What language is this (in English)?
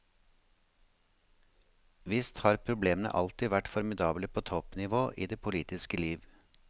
Norwegian